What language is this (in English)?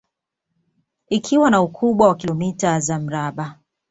Swahili